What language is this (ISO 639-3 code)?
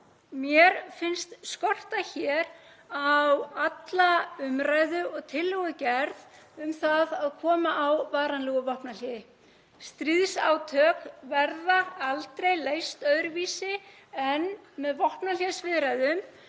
isl